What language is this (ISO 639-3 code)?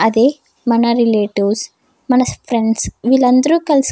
tel